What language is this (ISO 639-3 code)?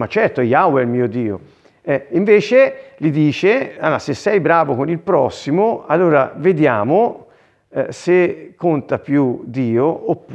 ita